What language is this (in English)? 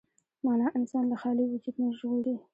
Pashto